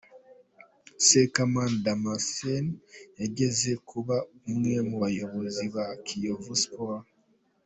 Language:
Kinyarwanda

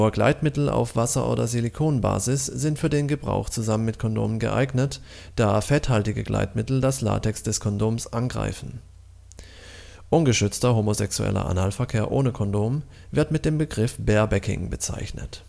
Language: German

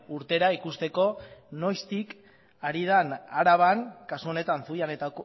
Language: Basque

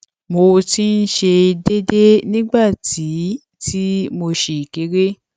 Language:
Yoruba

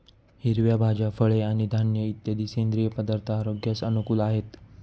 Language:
Marathi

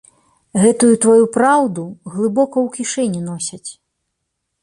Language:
Belarusian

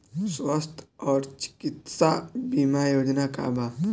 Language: Bhojpuri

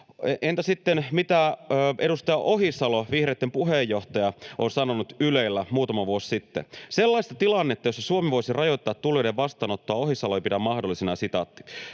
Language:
Finnish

